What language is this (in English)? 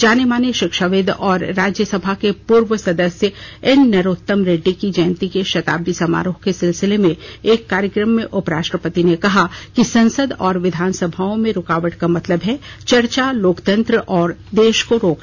Hindi